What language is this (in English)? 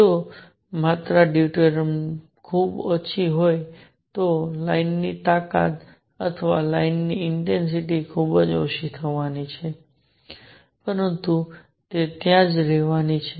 Gujarati